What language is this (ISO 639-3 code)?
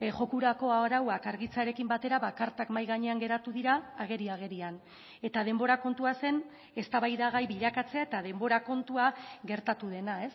eus